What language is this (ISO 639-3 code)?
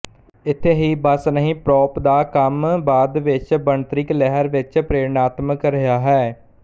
pan